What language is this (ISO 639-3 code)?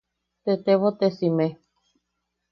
yaq